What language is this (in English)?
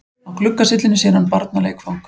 Icelandic